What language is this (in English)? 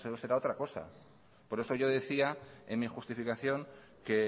Spanish